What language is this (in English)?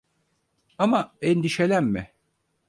Turkish